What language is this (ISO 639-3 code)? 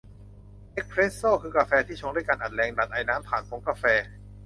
tha